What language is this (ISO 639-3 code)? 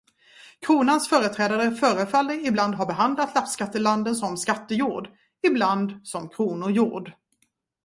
swe